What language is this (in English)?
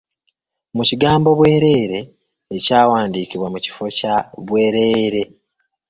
Ganda